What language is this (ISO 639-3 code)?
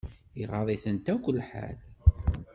kab